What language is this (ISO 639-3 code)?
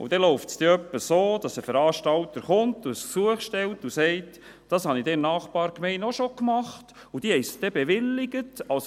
gsw